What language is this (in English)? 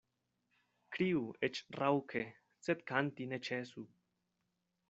Esperanto